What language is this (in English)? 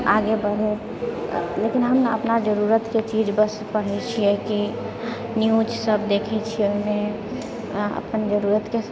Maithili